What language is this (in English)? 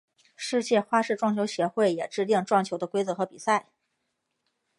Chinese